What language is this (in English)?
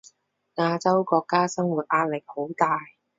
Cantonese